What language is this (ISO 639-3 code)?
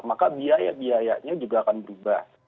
ind